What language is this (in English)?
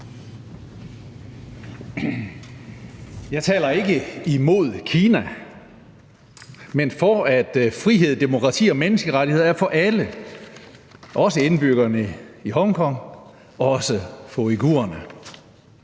Danish